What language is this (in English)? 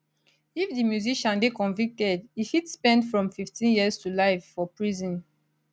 Nigerian Pidgin